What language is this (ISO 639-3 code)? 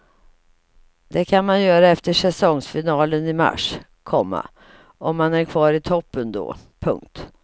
swe